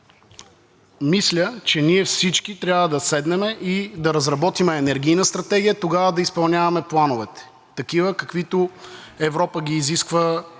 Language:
Bulgarian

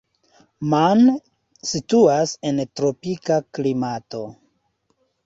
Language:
Esperanto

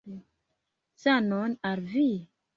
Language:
Esperanto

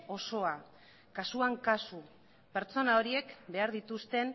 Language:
Basque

